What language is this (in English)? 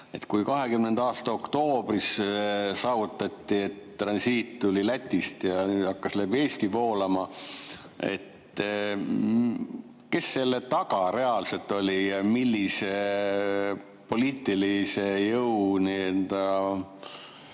Estonian